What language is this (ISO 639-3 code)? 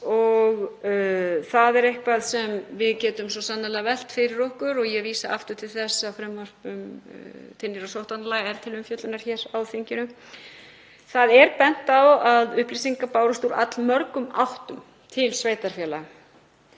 isl